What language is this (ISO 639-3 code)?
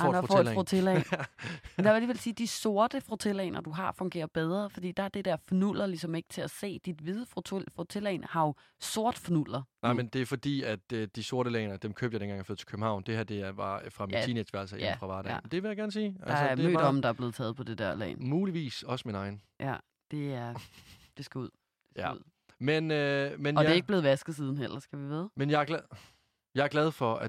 dan